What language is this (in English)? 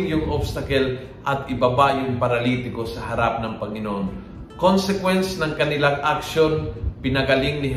Filipino